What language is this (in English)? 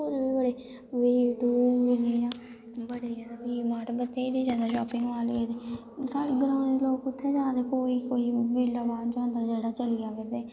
Dogri